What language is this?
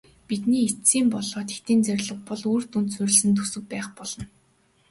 Mongolian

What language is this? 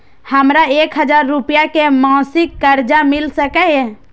Maithili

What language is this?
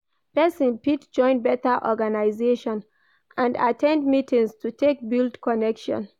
Nigerian Pidgin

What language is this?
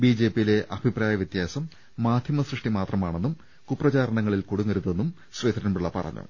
Malayalam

